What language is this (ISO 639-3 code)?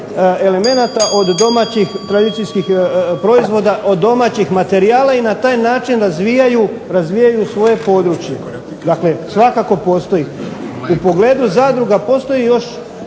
hrv